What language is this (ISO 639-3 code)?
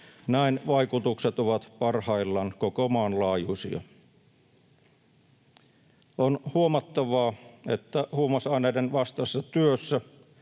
fin